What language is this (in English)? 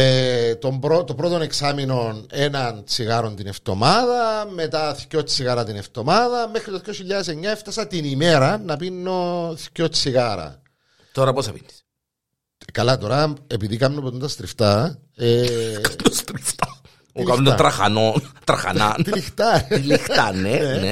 Greek